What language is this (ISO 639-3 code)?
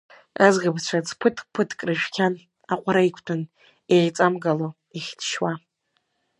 abk